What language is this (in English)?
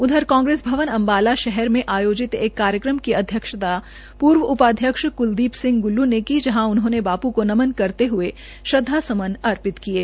Hindi